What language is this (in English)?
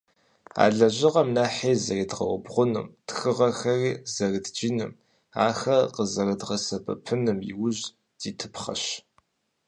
Kabardian